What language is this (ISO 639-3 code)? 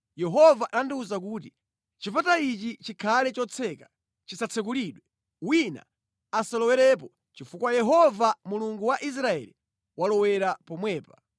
nya